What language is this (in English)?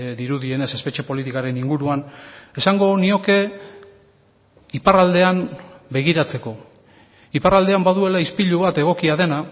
Basque